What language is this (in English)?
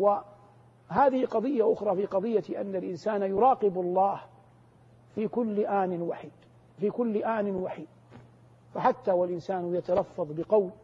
Arabic